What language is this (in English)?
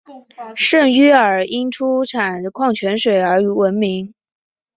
Chinese